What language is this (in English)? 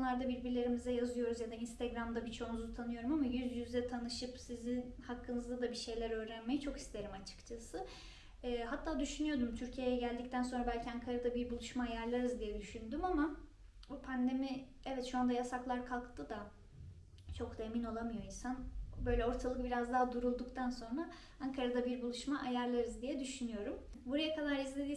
Turkish